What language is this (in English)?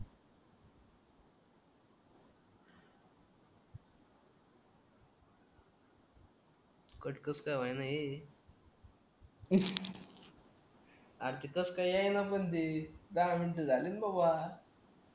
Marathi